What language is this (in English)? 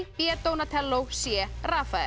Icelandic